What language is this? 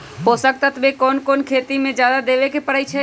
Magahi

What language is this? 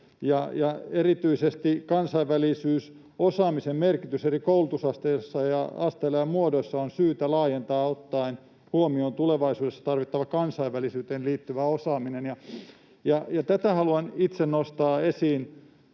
Finnish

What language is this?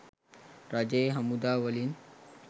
Sinhala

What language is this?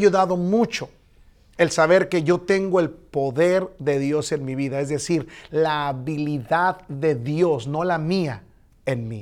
Spanish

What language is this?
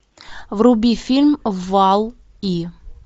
Russian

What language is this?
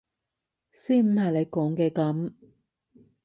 Cantonese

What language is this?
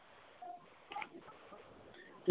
Punjabi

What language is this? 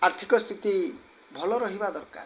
Odia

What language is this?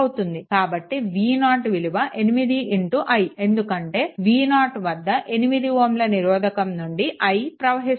Telugu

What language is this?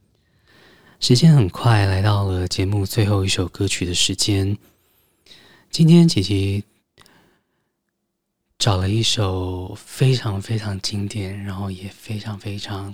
Chinese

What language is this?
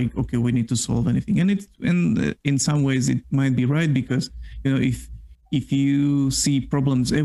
English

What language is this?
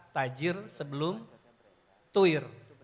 Indonesian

